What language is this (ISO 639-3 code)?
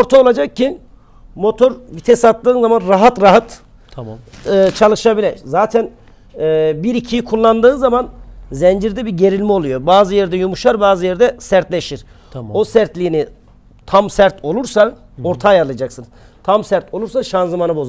tur